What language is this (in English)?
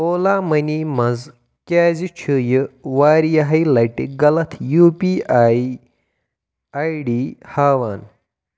Kashmiri